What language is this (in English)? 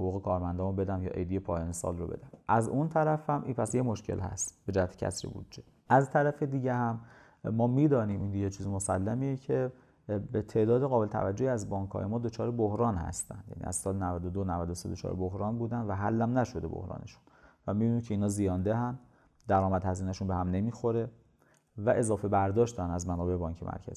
Persian